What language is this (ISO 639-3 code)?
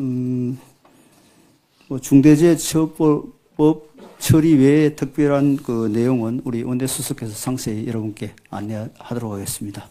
kor